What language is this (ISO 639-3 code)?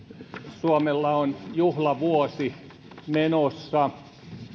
fin